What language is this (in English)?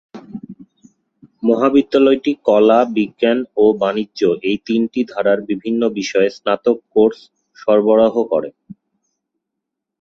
Bangla